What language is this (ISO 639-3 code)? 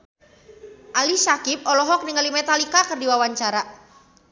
sun